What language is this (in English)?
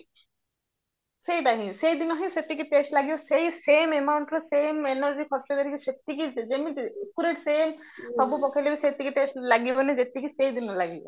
Odia